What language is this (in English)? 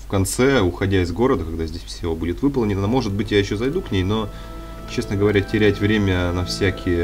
Russian